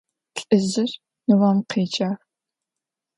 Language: Adyghe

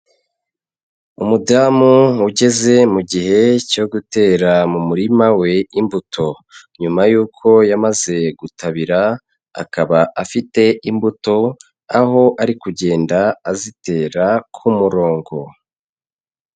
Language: Kinyarwanda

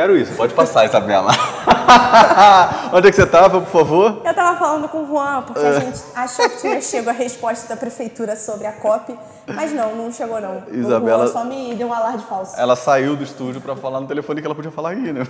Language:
Portuguese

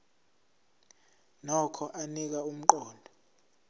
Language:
Zulu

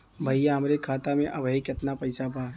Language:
Bhojpuri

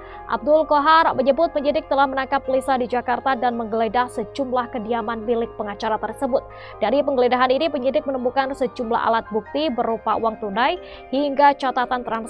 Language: Indonesian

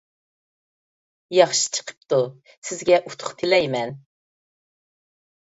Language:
Uyghur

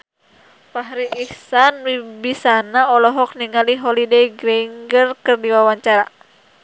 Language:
Sundanese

